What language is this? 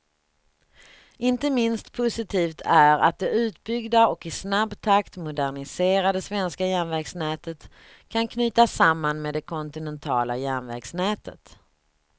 Swedish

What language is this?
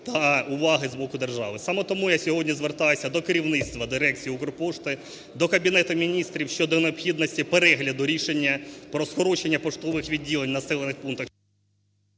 Ukrainian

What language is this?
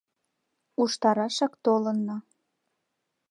Mari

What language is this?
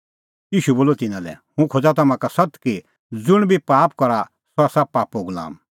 Kullu Pahari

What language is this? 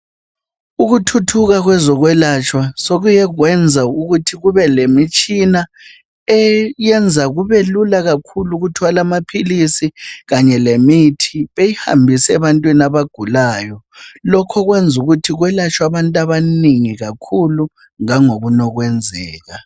North Ndebele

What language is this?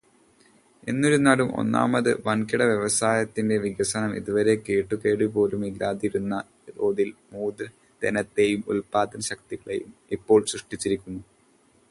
Malayalam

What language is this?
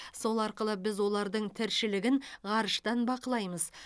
Kazakh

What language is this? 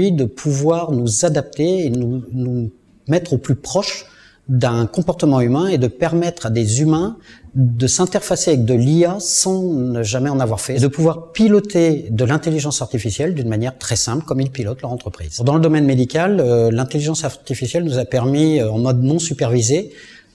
French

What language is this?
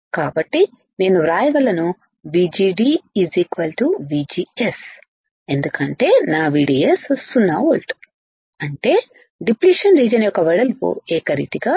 Telugu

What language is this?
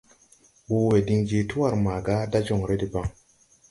Tupuri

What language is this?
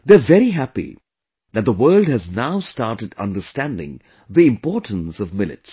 English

